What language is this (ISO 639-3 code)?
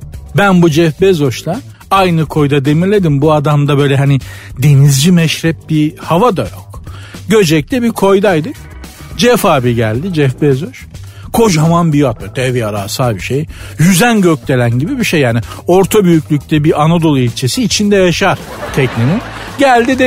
tur